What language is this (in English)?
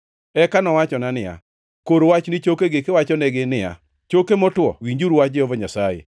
Luo (Kenya and Tanzania)